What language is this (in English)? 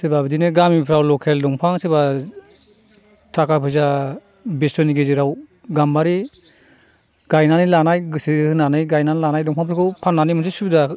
Bodo